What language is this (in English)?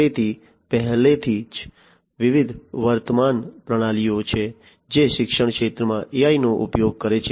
Gujarati